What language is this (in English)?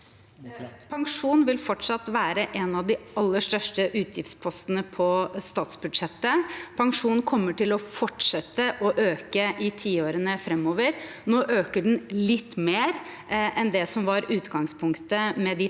Norwegian